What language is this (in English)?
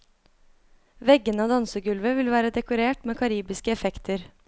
Norwegian